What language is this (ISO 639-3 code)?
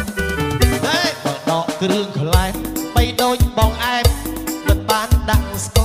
tha